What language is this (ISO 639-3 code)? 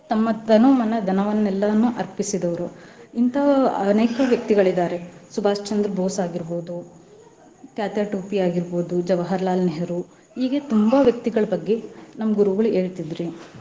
kan